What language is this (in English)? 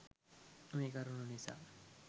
Sinhala